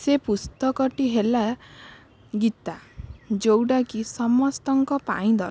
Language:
Odia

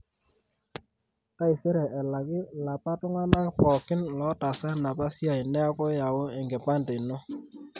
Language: Masai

